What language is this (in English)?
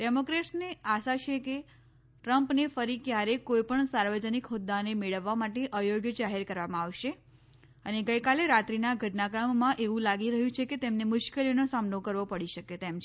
Gujarati